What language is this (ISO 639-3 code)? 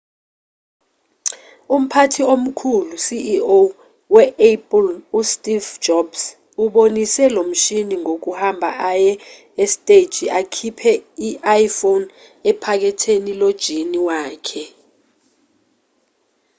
zul